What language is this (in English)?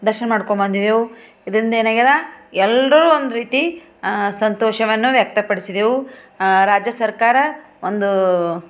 Kannada